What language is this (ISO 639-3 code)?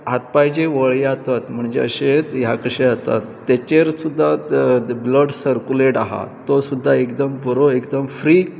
kok